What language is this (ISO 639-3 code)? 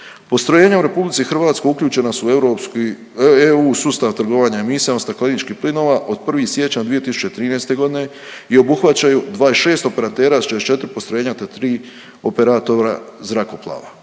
hrv